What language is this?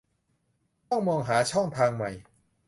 Thai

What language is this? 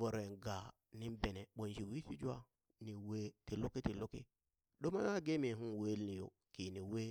Burak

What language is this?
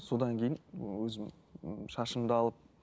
Kazakh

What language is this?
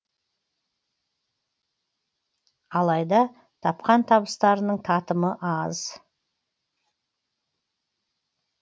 Kazakh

